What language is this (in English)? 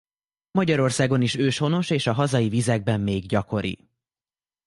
Hungarian